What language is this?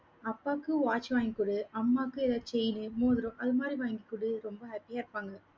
Tamil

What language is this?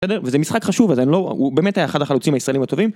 Hebrew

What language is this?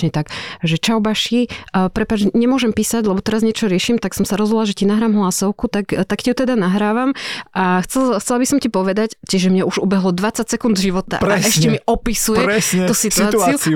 Slovak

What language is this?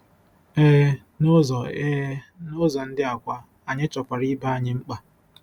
Igbo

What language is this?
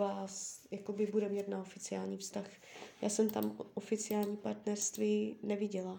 Czech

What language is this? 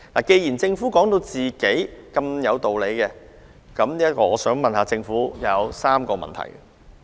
Cantonese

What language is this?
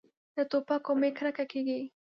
Pashto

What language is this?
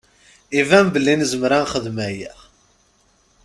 Kabyle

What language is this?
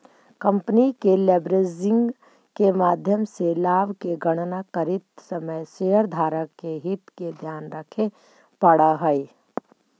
Magahi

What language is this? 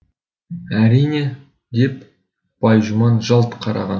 Kazakh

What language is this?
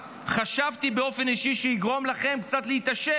Hebrew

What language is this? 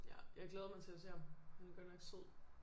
Danish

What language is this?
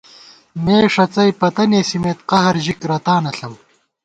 Gawar-Bati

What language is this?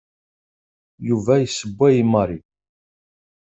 Kabyle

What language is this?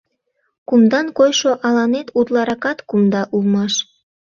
Mari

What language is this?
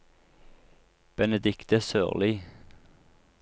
Norwegian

